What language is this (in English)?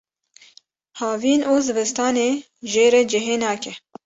Kurdish